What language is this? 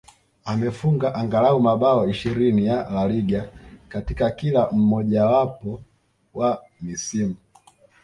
Swahili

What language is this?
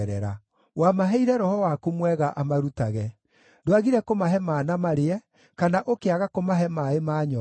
Kikuyu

